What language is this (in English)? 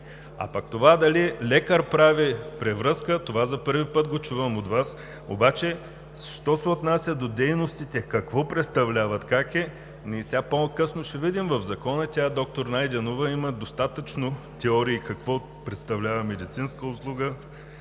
Bulgarian